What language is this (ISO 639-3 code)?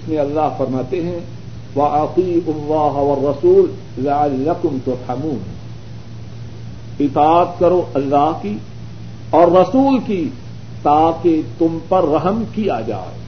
urd